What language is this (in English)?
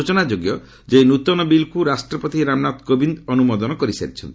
Odia